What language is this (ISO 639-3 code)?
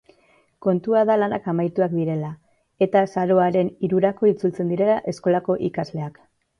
eus